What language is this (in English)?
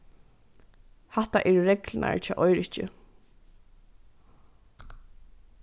Faroese